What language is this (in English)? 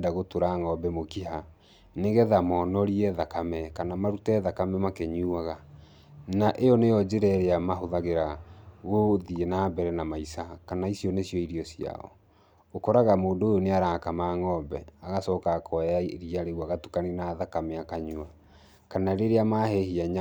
Kikuyu